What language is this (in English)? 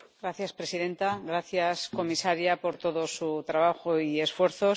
Spanish